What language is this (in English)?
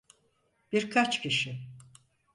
Turkish